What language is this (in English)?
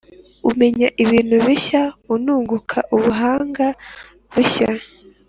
Kinyarwanda